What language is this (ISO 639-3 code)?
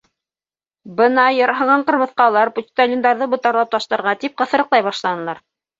bak